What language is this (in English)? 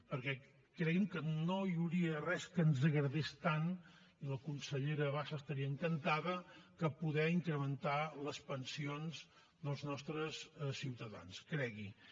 Catalan